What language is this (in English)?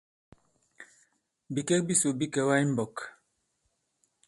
Bankon